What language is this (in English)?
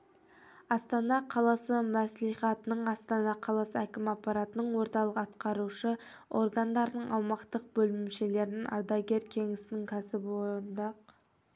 Kazakh